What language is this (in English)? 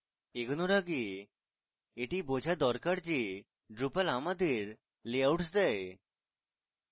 Bangla